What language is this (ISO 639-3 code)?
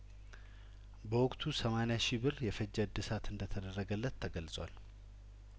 amh